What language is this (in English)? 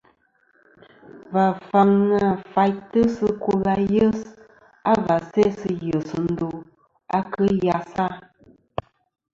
Kom